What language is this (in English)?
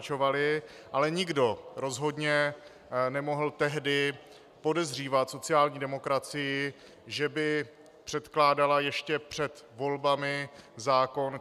Czech